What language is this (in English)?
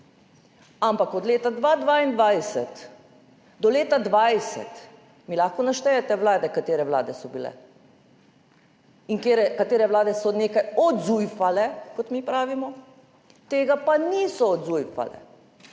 Slovenian